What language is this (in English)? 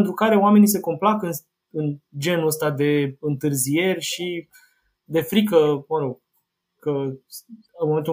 Romanian